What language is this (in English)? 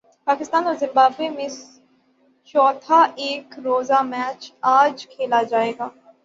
Urdu